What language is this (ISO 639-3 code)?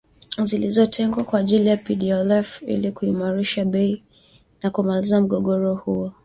swa